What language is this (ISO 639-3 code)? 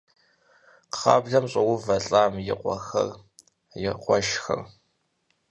kbd